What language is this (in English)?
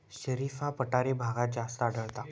Marathi